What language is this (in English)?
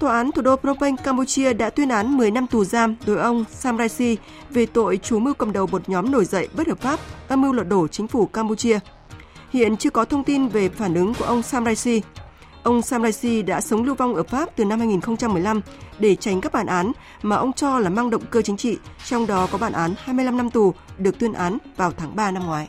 Vietnamese